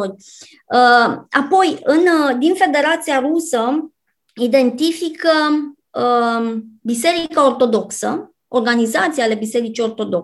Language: Romanian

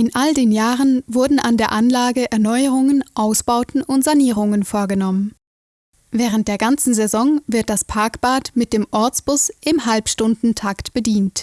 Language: German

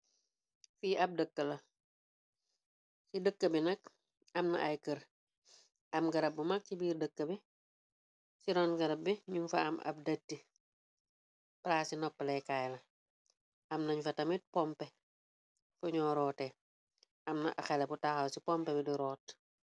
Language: Wolof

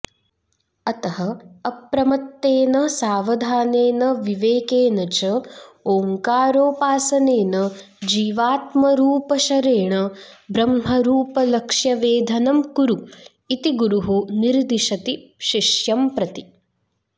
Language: Sanskrit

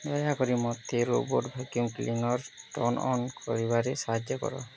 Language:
Odia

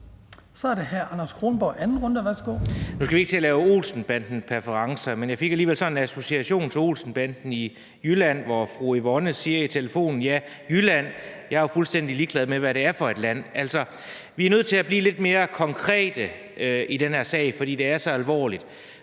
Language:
Danish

